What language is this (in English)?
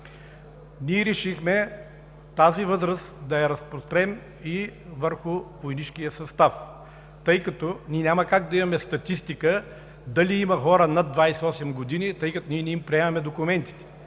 Bulgarian